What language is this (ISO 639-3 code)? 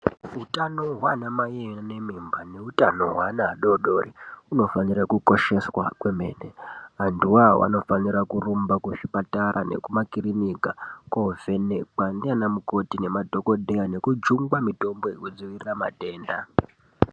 ndc